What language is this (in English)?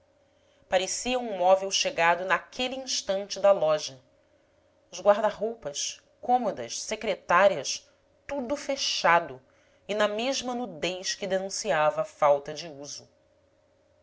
Portuguese